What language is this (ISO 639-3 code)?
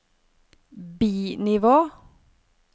nor